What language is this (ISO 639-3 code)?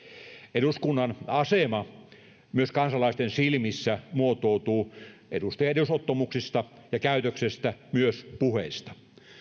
fin